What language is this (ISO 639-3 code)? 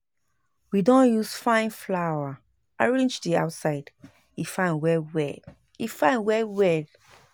pcm